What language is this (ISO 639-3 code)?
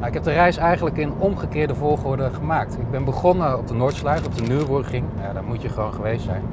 nld